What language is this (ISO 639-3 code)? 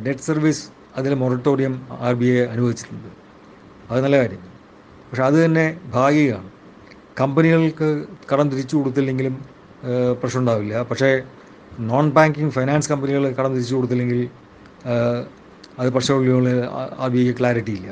mal